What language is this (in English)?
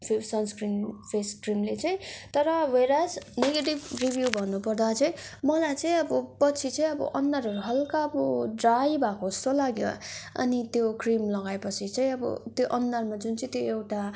Nepali